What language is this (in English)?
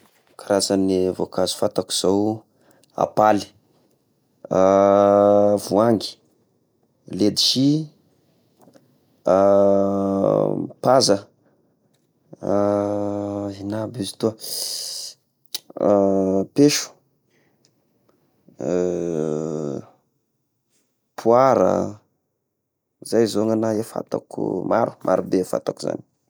Tesaka Malagasy